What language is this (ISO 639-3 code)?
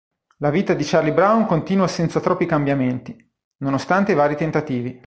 ita